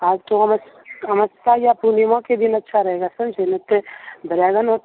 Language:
Hindi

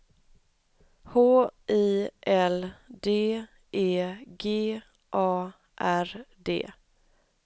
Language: Swedish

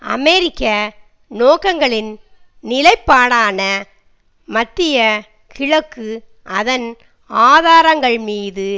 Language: Tamil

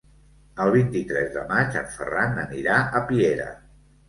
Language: Catalan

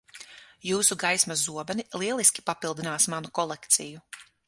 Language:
Latvian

